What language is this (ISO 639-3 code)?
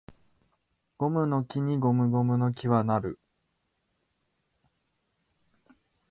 jpn